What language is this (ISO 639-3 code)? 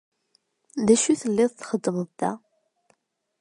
kab